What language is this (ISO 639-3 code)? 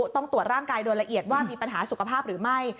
tha